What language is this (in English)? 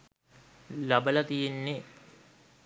Sinhala